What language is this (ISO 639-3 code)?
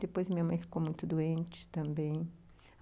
por